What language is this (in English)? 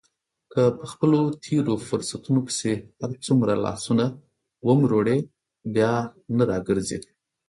Pashto